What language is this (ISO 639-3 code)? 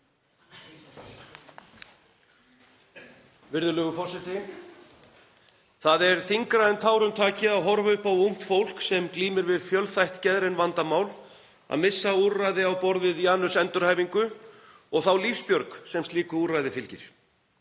isl